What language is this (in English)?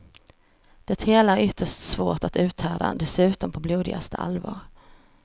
Swedish